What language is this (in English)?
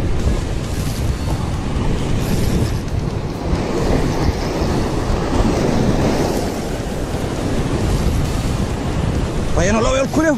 Spanish